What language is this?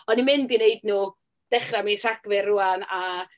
Welsh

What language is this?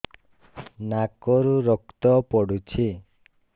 Odia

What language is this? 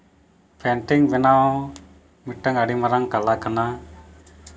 Santali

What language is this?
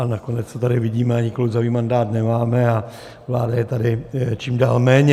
Czech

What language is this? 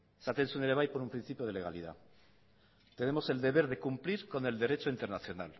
Spanish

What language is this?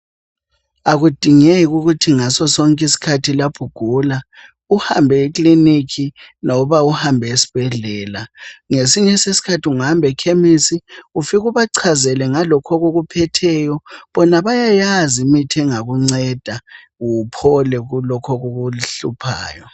North Ndebele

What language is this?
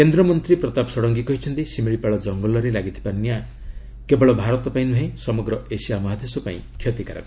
Odia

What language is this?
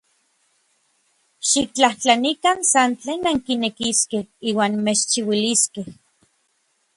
Orizaba Nahuatl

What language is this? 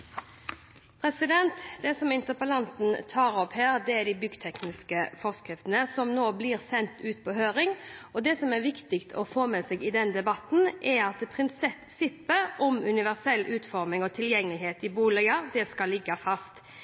Norwegian Bokmål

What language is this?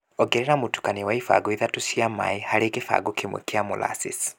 Kikuyu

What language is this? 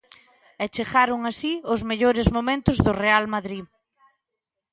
Galician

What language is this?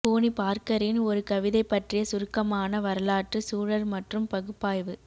Tamil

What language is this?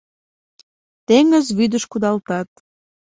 Mari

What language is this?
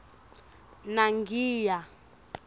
Swati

